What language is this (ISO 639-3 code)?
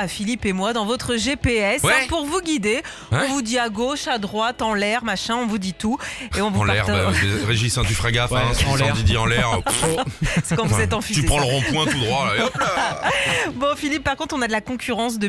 fra